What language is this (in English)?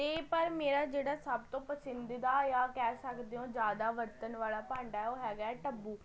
Punjabi